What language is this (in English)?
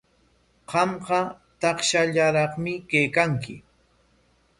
Corongo Ancash Quechua